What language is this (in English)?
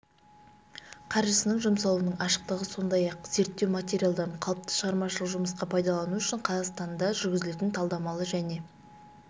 Kazakh